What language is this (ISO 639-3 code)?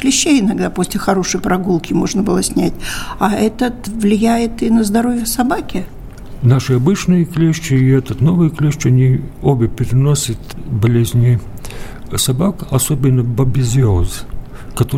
rus